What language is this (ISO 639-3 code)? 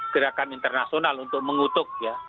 ind